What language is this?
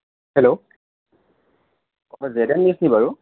Assamese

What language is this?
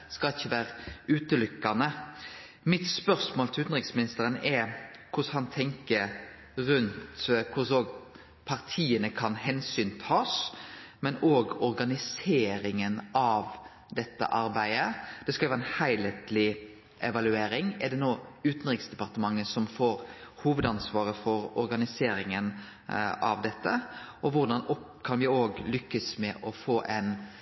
Norwegian Nynorsk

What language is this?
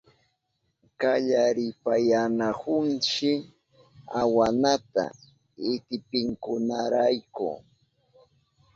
Southern Pastaza Quechua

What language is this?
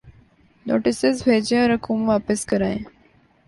Urdu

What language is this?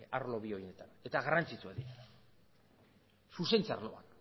Basque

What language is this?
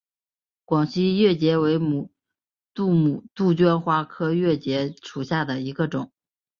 Chinese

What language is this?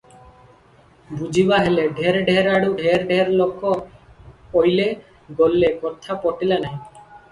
Odia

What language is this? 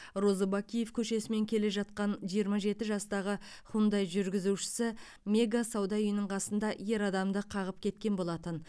Kazakh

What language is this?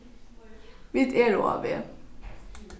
Faroese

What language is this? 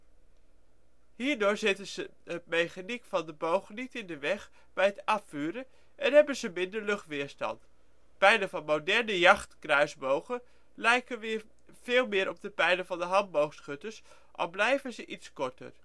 Dutch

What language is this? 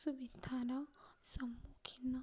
Odia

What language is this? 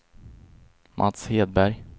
Swedish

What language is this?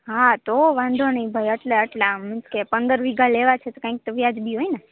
Gujarati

